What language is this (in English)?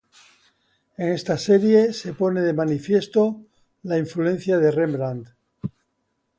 Spanish